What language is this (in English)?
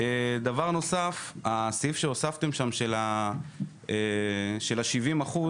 Hebrew